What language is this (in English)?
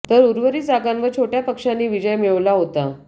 Marathi